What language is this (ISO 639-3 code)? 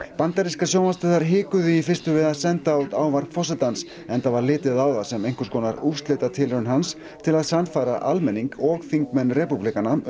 isl